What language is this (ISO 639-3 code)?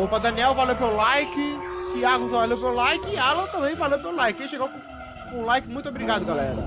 por